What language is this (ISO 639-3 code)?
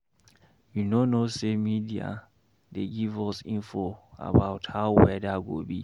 pcm